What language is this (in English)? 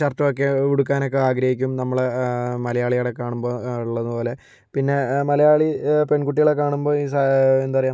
Malayalam